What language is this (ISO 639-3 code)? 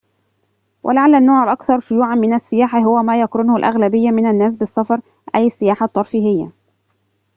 ara